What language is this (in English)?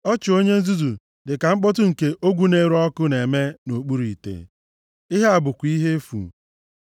Igbo